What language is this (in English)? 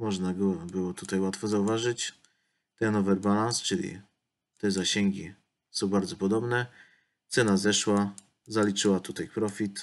Polish